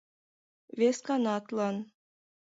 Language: Mari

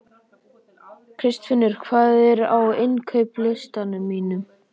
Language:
Icelandic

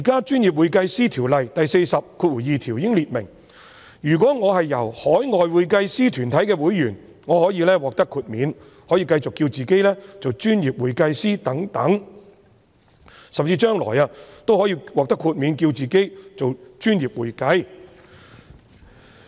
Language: Cantonese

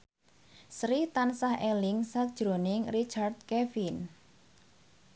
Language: Javanese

